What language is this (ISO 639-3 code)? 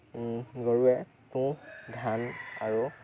asm